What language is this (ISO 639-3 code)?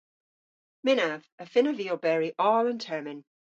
cor